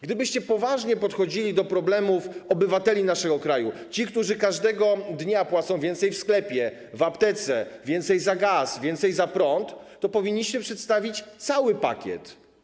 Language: Polish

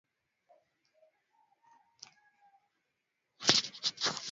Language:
Swahili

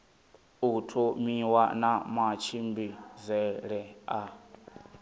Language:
Venda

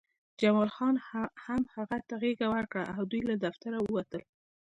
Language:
Pashto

